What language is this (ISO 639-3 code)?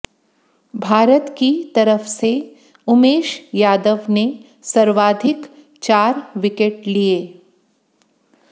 hin